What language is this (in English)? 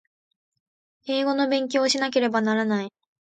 Japanese